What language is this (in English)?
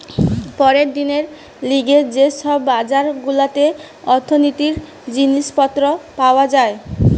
Bangla